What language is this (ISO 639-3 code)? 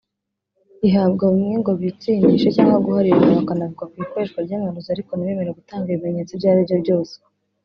kin